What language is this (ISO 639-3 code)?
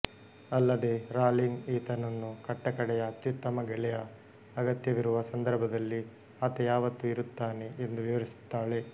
kan